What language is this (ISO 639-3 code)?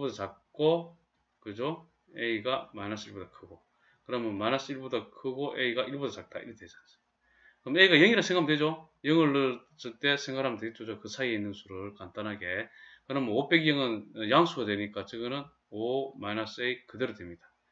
kor